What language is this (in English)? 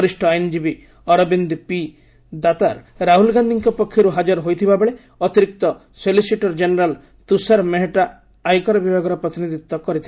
Odia